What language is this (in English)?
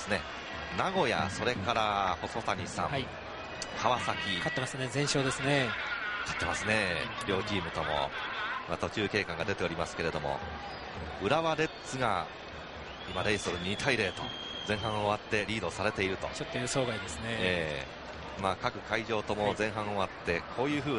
Japanese